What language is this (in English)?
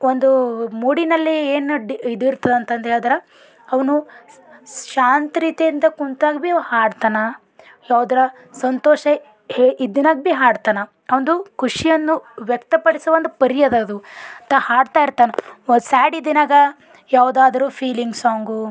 Kannada